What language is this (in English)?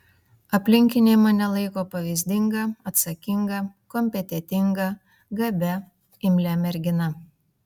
Lithuanian